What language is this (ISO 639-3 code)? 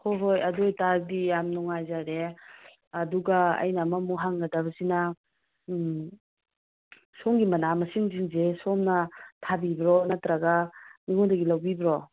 mni